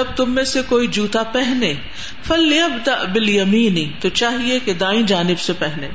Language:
Urdu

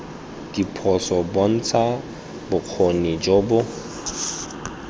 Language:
Tswana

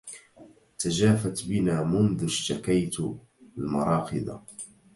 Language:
Arabic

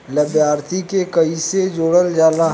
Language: Bhojpuri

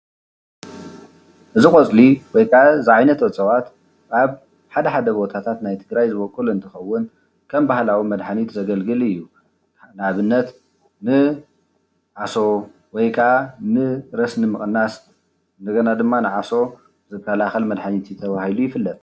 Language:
Tigrinya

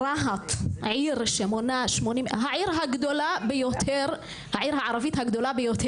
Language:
Hebrew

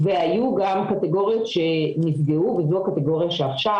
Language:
Hebrew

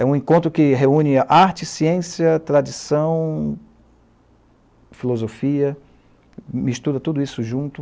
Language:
Portuguese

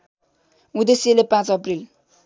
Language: Nepali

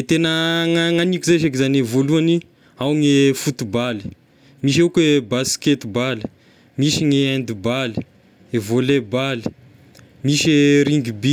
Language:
Tesaka Malagasy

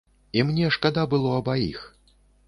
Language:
Belarusian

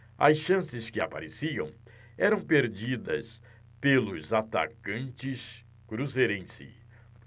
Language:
Portuguese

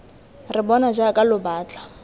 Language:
Tswana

